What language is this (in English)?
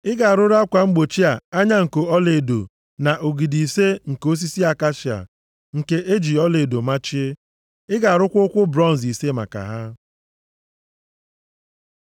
Igbo